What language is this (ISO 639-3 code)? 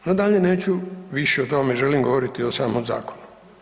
hrv